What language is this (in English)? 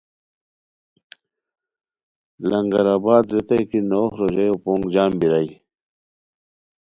Khowar